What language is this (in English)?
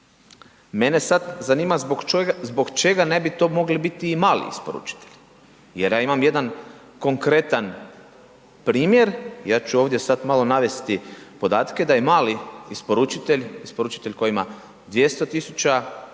Croatian